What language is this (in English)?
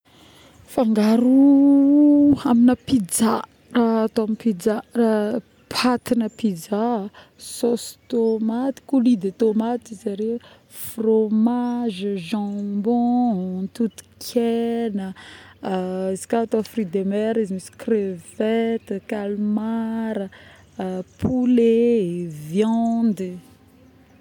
Northern Betsimisaraka Malagasy